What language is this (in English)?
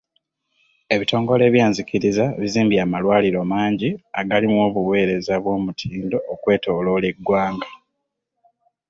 Ganda